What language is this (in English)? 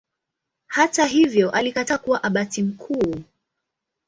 Swahili